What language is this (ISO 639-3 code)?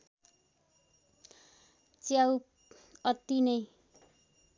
nep